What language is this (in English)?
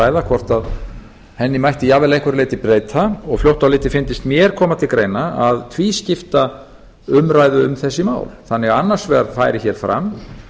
Icelandic